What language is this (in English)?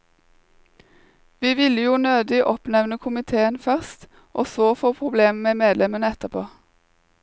Norwegian